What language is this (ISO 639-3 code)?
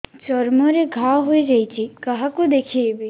ori